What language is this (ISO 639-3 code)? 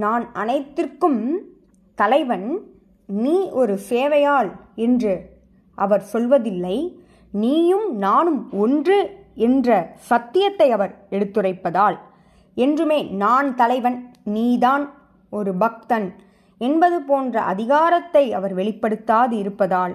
tam